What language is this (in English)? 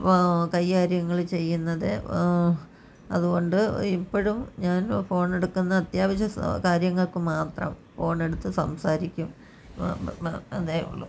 Malayalam